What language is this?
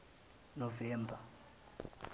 Zulu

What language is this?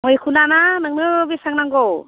Bodo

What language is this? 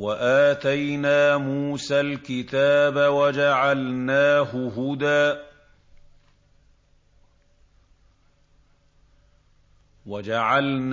Arabic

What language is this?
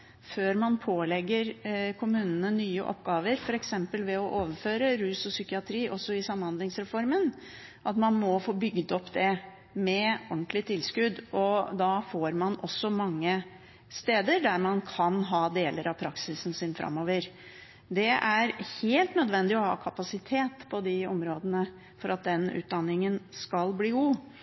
Norwegian Bokmål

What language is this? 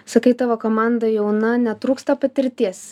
Lithuanian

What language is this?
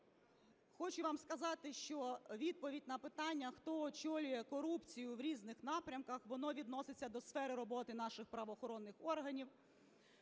Ukrainian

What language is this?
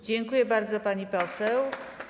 Polish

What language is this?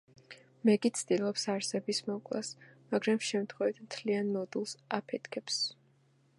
Georgian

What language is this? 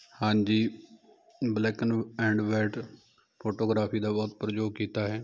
Punjabi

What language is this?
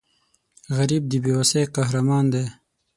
Pashto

